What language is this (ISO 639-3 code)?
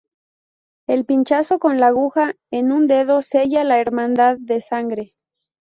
spa